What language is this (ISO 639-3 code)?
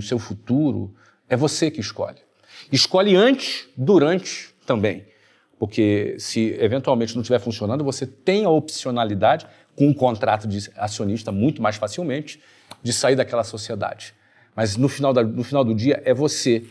por